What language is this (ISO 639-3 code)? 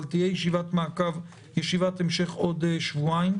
heb